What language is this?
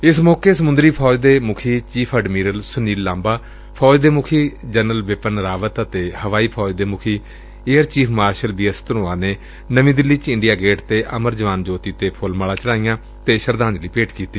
Punjabi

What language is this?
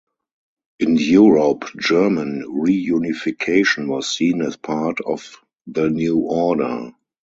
English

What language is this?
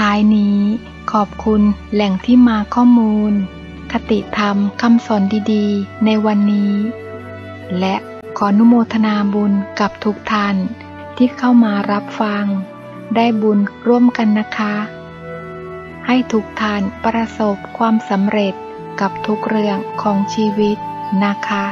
Thai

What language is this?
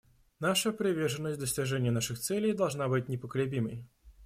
Russian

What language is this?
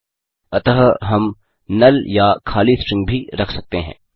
Hindi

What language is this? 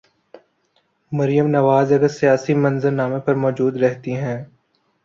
Urdu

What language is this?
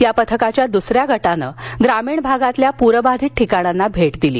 Marathi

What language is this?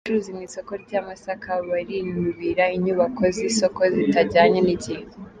Kinyarwanda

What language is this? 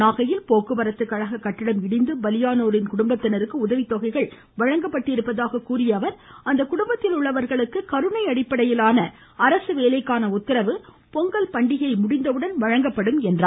Tamil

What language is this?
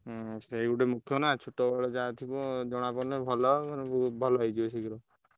Odia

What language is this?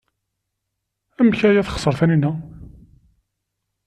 Kabyle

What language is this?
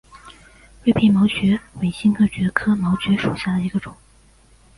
Chinese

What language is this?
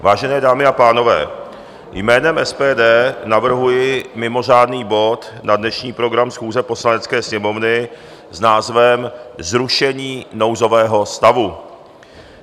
Czech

